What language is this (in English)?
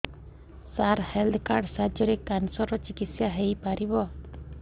Odia